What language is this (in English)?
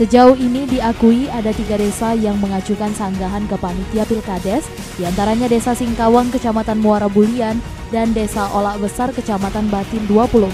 Indonesian